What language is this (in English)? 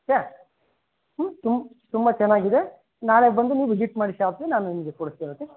Kannada